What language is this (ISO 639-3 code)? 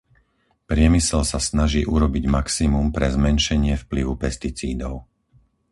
slk